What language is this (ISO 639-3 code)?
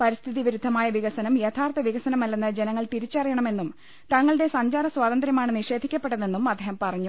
mal